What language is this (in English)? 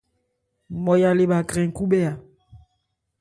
Ebrié